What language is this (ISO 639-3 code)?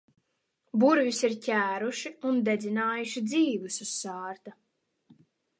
lav